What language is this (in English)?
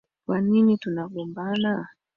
Swahili